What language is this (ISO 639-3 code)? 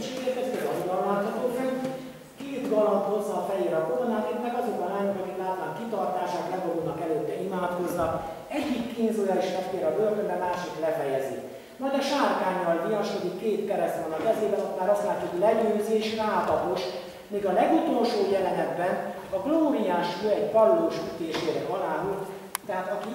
hun